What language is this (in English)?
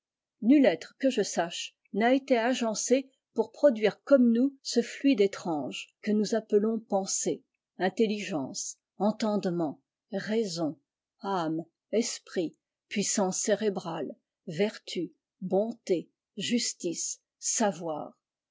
French